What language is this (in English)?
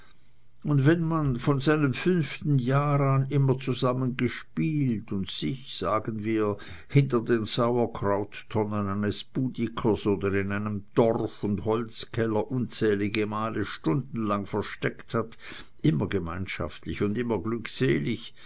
German